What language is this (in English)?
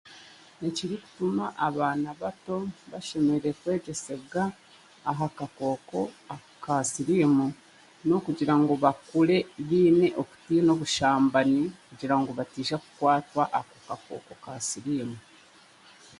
Chiga